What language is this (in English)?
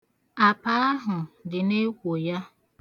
Igbo